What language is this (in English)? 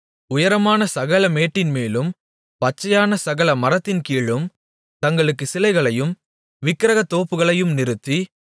Tamil